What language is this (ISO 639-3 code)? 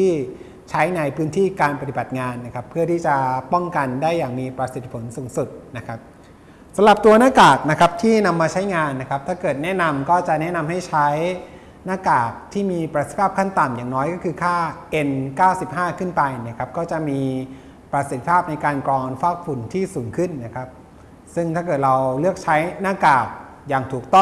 tha